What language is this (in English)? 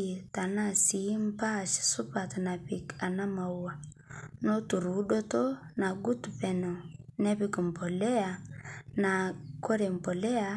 Masai